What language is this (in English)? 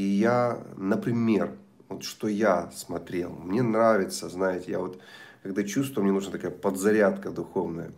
Russian